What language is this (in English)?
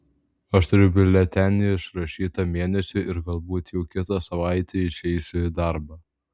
Lithuanian